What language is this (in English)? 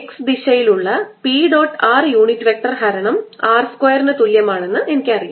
Malayalam